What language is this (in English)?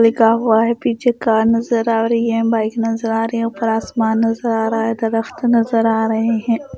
Hindi